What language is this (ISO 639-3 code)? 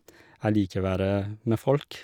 nor